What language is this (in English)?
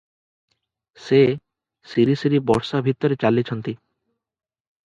Odia